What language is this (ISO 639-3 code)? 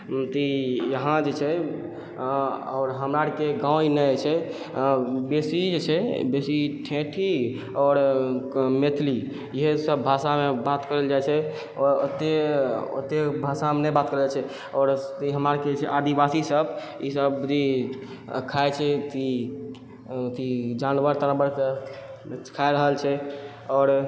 mai